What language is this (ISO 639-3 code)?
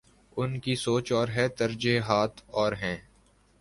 urd